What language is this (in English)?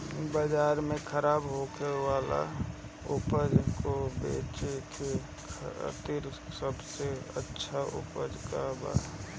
Bhojpuri